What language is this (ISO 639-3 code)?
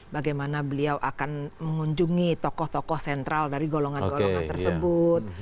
ind